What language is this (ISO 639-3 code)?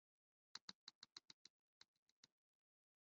zho